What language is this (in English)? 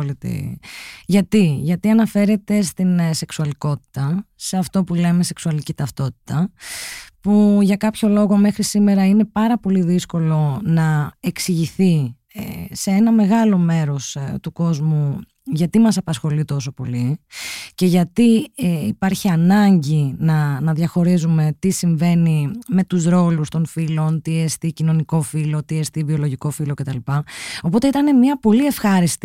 Greek